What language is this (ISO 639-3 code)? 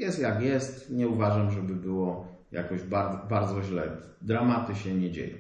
pol